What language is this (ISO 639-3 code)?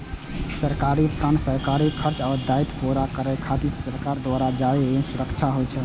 mai